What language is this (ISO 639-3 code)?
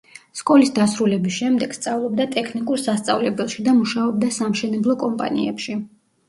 kat